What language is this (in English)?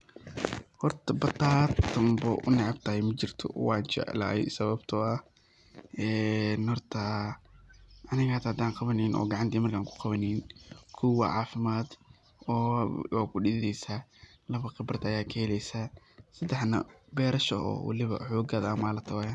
Somali